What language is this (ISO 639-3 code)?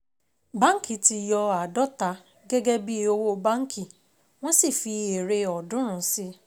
yor